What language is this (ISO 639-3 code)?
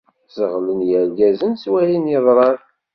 kab